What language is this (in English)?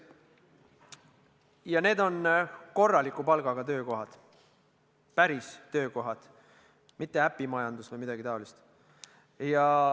Estonian